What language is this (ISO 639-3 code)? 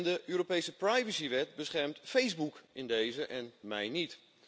nld